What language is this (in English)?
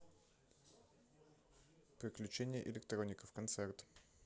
Russian